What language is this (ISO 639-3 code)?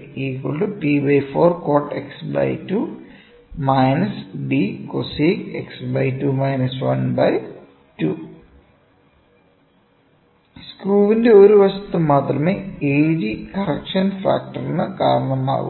mal